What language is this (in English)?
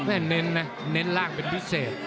Thai